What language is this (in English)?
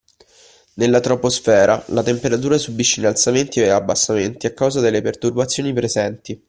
Italian